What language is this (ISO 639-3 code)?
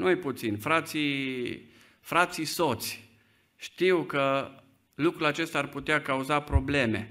ron